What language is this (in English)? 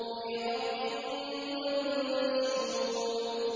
Arabic